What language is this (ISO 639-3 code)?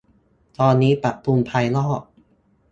tha